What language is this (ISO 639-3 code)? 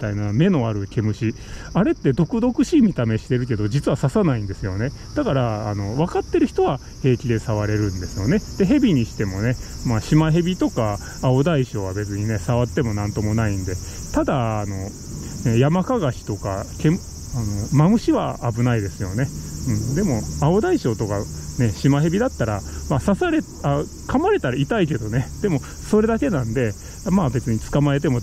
jpn